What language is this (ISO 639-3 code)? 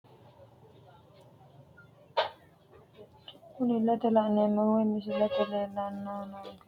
sid